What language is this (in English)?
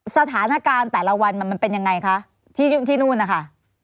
Thai